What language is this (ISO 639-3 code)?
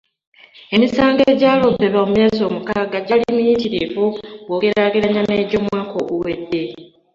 lug